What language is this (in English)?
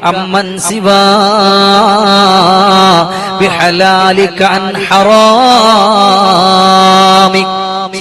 Arabic